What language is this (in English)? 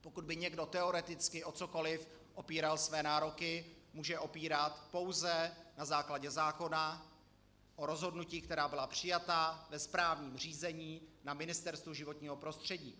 Czech